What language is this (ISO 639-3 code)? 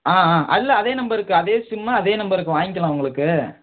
tam